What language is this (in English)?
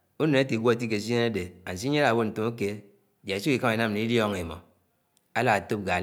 Anaang